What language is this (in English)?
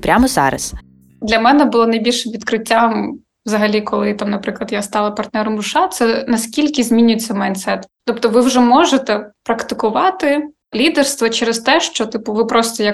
Ukrainian